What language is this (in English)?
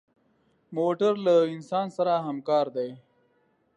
Pashto